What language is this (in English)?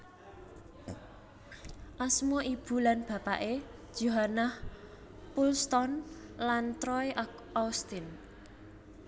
Javanese